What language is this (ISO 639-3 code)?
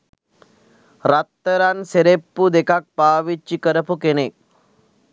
sin